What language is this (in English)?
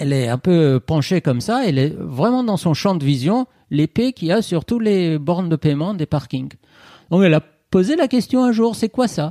French